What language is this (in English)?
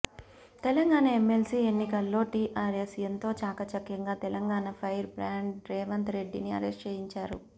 Telugu